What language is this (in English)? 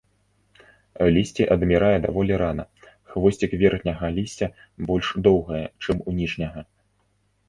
Belarusian